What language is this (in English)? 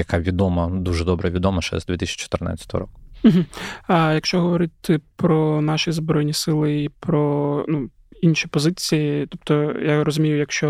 Ukrainian